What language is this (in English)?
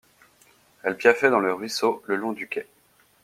French